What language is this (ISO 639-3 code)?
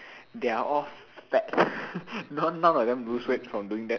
eng